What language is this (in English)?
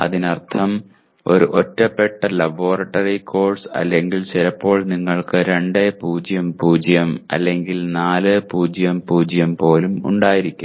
Malayalam